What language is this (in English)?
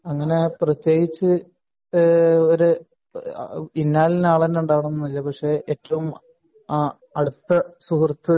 Malayalam